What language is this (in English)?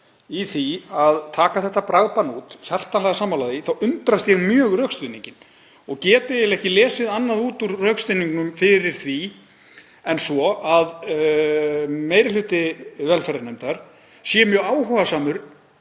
Icelandic